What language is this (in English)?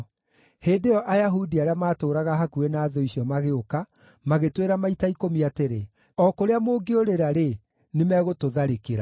Kikuyu